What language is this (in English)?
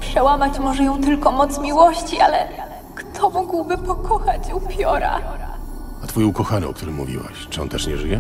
Polish